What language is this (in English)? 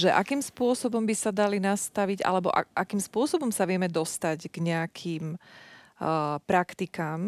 Slovak